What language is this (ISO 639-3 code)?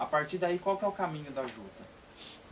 por